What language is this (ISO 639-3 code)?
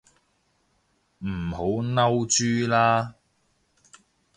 yue